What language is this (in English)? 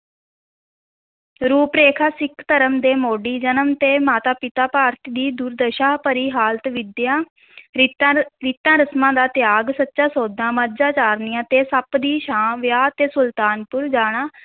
Punjabi